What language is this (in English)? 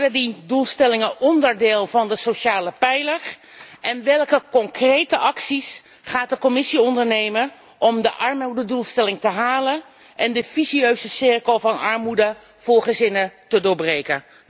Dutch